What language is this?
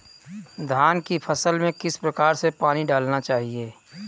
Hindi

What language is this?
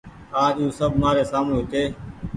Goaria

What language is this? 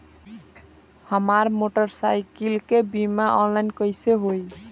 Bhojpuri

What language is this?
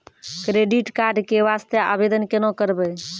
Maithili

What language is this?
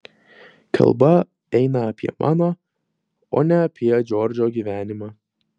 Lithuanian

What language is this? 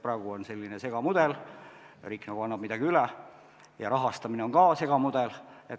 Estonian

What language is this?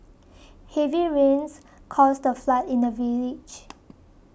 English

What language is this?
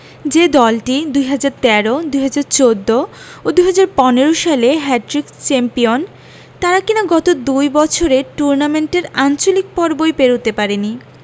Bangla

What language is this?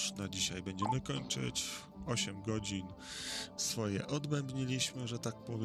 Polish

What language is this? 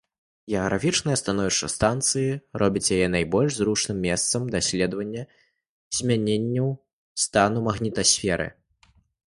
Belarusian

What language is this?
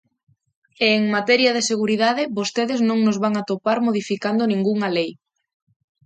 Galician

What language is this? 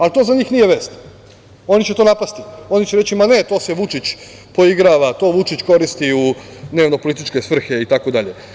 Serbian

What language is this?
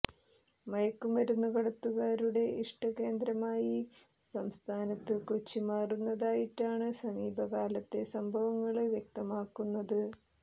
Malayalam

